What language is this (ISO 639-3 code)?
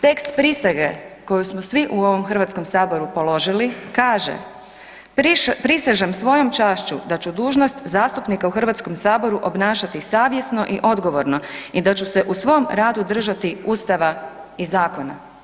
hrv